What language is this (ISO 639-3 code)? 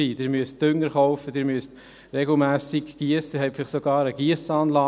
gsw